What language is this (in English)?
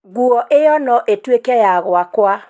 Kikuyu